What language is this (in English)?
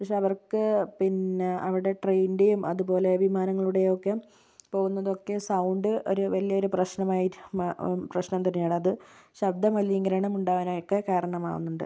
Malayalam